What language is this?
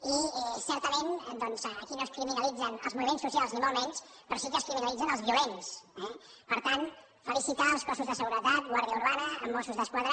Catalan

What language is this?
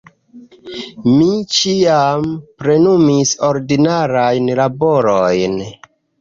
Esperanto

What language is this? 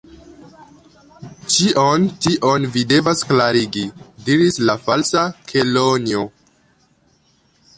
Esperanto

